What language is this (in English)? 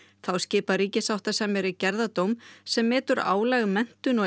Icelandic